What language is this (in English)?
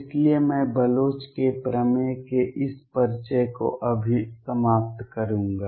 Hindi